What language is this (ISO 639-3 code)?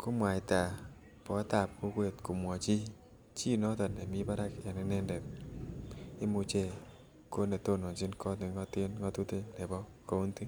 kln